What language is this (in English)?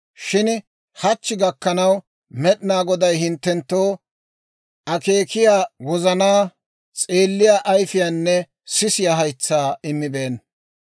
Dawro